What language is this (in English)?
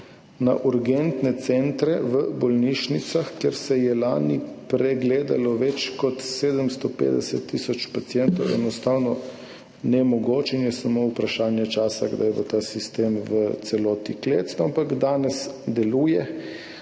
Slovenian